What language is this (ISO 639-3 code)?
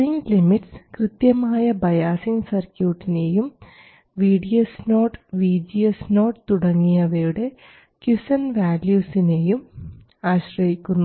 mal